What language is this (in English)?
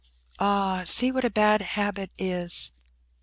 English